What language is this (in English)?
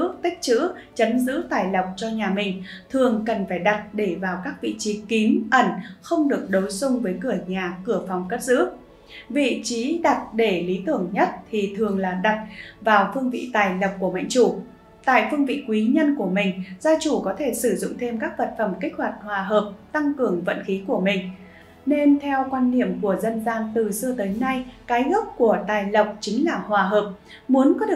Vietnamese